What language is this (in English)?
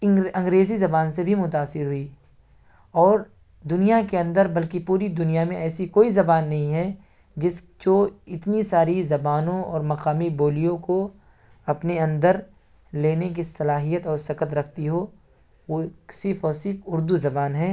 Urdu